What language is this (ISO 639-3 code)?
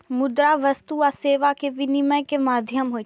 mai